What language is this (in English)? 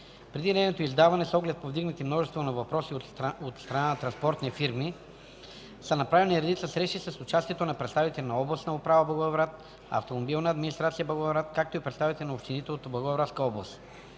Bulgarian